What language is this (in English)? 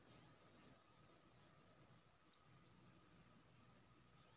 Maithili